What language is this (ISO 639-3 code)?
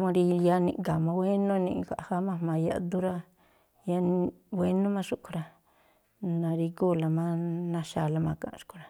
tpl